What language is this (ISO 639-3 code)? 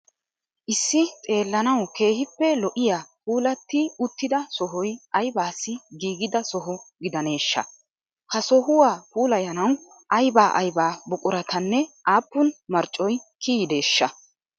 wal